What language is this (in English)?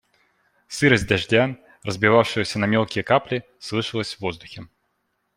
Russian